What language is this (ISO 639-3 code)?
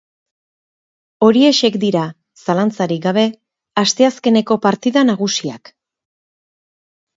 eus